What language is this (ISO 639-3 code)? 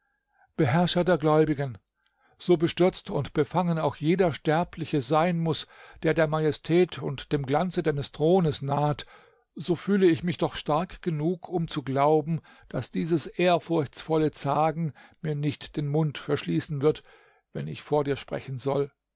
deu